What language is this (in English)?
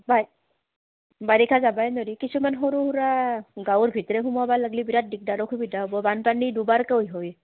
Assamese